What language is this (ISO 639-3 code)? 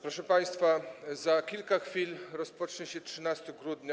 pol